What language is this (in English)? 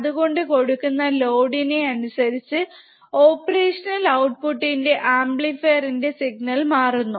Malayalam